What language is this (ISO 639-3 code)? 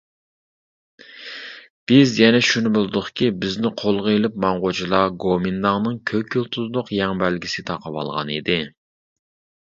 uig